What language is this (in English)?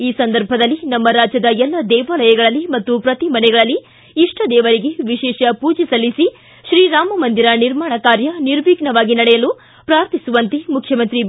Kannada